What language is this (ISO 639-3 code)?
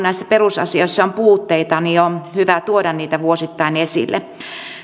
fin